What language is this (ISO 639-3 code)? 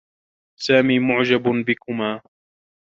ara